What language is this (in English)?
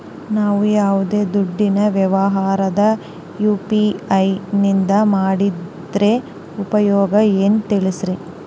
Kannada